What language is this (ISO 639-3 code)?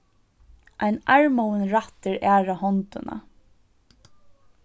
fao